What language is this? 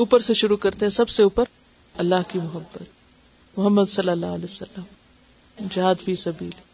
Urdu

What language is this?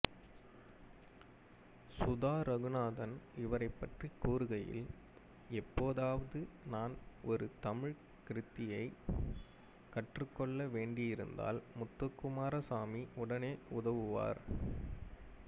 Tamil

